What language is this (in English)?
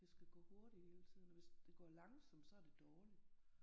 Danish